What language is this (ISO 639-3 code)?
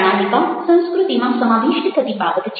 guj